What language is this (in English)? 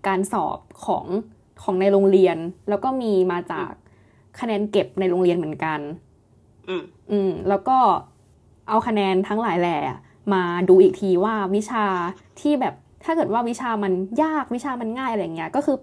Thai